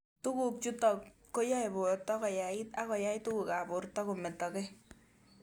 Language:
Kalenjin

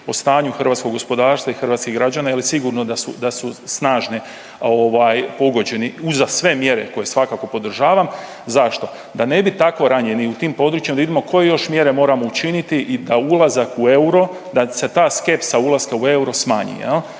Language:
Croatian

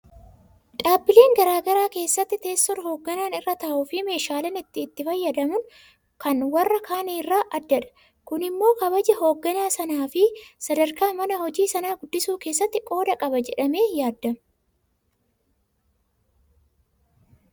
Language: Oromo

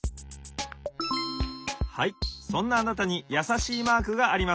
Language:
Japanese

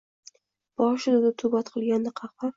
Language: Uzbek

